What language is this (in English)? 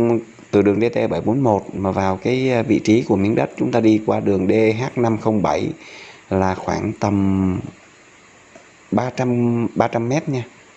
Vietnamese